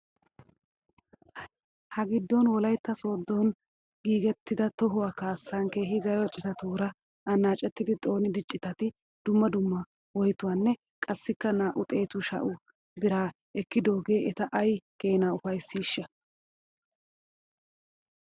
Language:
Wolaytta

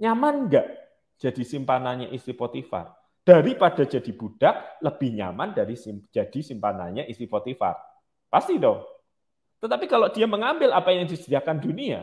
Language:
Indonesian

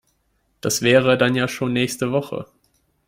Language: German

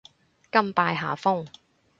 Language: Cantonese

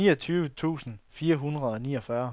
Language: Danish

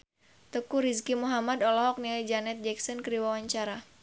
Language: Sundanese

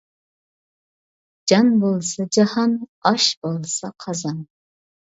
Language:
Uyghur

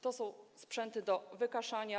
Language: Polish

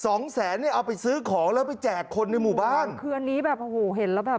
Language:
Thai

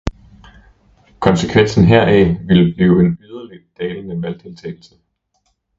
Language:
Danish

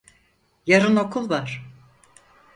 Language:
Turkish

